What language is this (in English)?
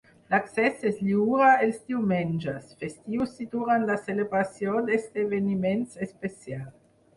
Catalan